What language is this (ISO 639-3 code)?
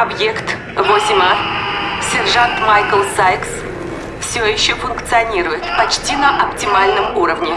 rus